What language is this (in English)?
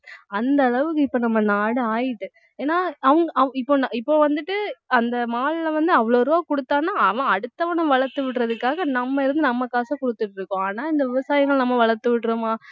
Tamil